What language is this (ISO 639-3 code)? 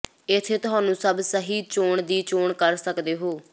pan